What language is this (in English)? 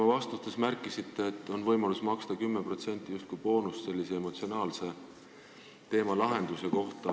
Estonian